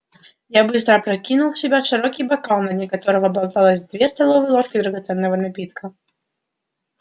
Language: Russian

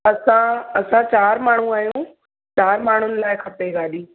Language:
Sindhi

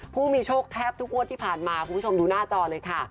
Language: Thai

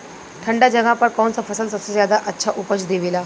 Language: Bhojpuri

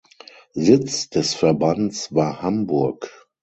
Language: German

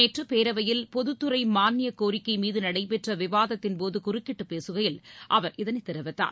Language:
Tamil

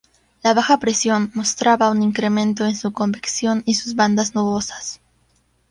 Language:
Spanish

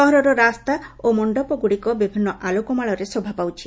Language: Odia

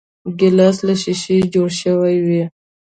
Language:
Pashto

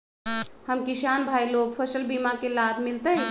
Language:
Magahi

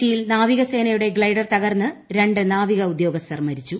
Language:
Malayalam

